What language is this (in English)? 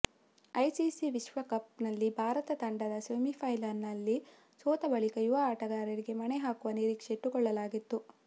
Kannada